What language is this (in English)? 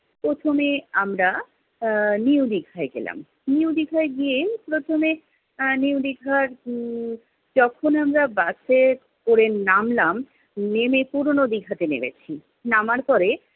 Bangla